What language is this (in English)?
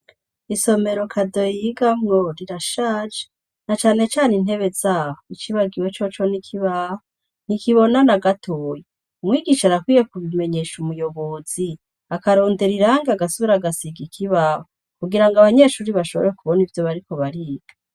Rundi